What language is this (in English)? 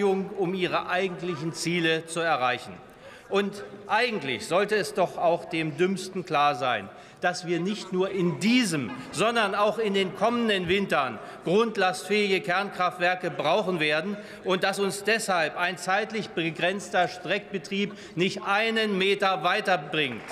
German